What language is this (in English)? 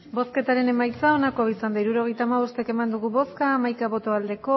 Basque